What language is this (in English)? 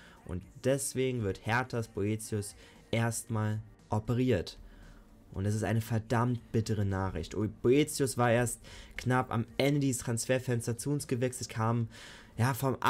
German